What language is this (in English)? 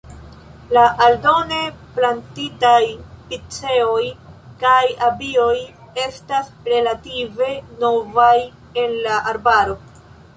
Esperanto